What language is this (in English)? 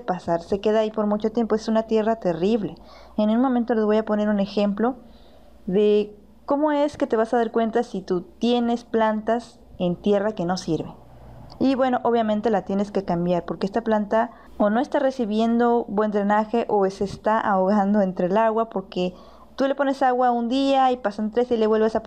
Spanish